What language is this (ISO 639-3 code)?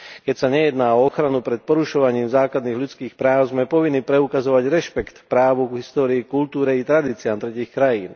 slk